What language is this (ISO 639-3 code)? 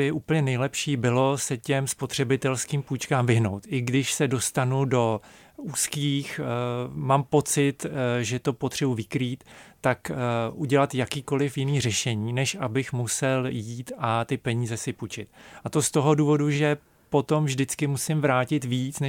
ces